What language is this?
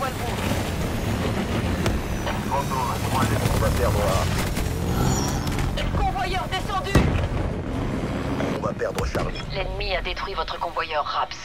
French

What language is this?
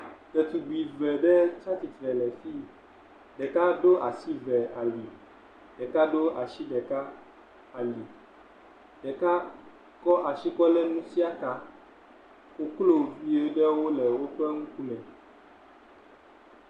Ewe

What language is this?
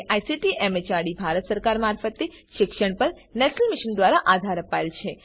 Gujarati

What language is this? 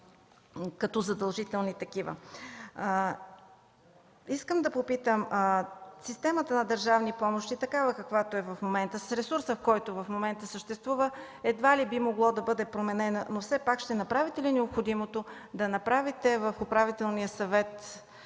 Bulgarian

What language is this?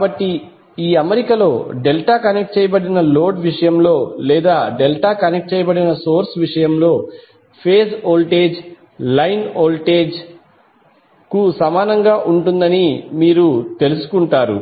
Telugu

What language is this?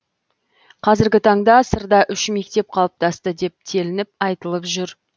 Kazakh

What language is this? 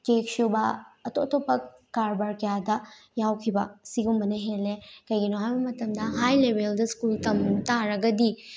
Manipuri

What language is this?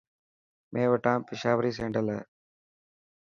Dhatki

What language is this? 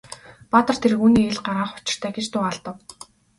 Mongolian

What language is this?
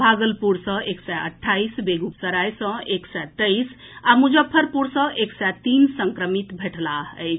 Maithili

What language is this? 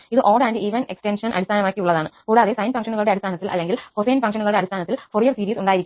Malayalam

